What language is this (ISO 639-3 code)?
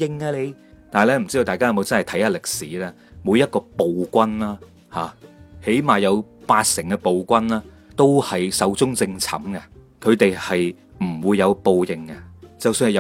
zho